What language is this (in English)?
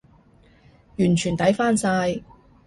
Cantonese